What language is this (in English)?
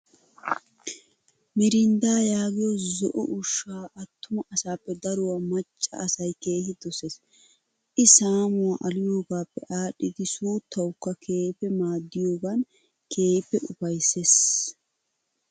Wolaytta